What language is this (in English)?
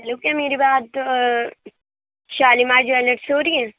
Urdu